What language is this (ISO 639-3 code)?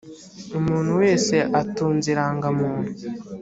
kin